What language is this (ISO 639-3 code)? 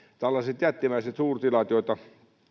fin